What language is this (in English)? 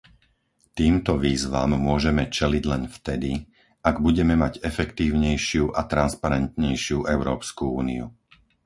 Slovak